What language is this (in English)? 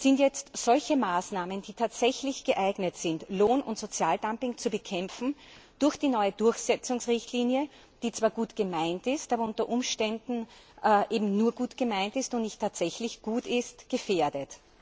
German